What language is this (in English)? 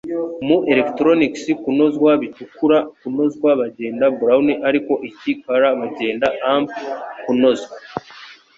Kinyarwanda